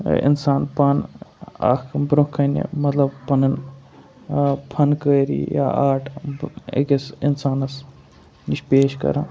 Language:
Kashmiri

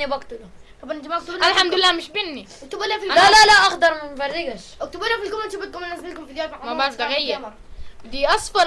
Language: Arabic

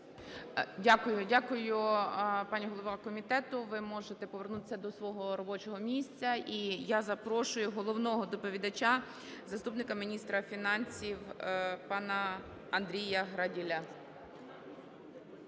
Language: Ukrainian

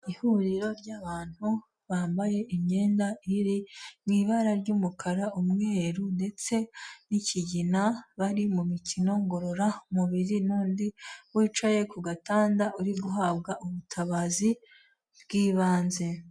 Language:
Kinyarwanda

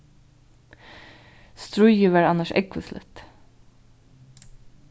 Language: Faroese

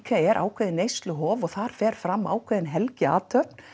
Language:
Icelandic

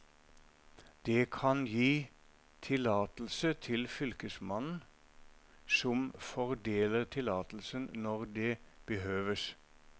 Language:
Norwegian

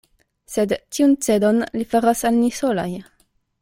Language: Esperanto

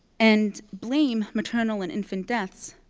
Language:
English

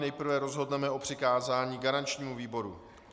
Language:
Czech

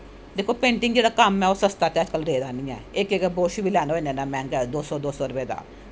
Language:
Dogri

